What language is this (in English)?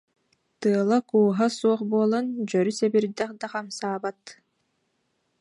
Yakut